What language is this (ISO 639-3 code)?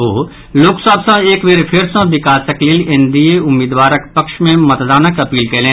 mai